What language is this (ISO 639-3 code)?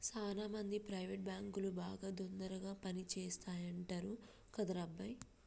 tel